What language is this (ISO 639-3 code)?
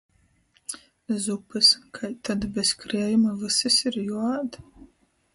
ltg